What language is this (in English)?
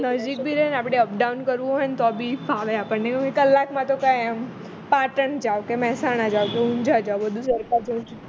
Gujarati